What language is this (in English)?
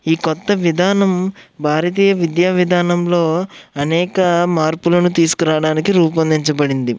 Telugu